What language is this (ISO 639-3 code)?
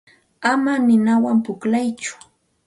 qxt